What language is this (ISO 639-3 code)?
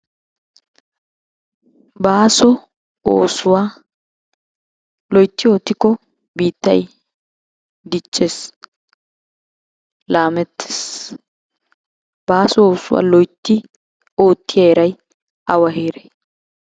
wal